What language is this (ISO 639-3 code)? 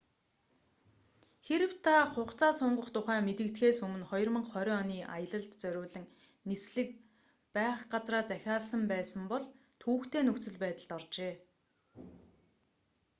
mon